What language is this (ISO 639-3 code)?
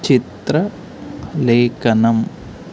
tel